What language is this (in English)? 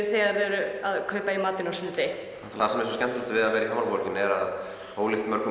Icelandic